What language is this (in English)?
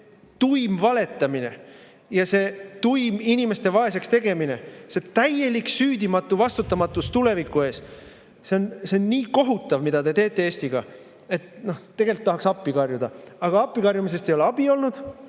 Estonian